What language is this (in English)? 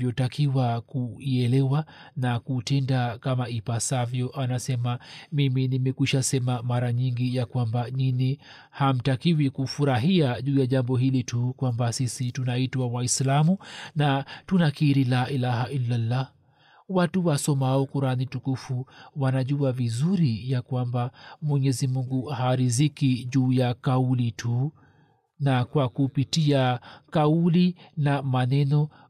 Swahili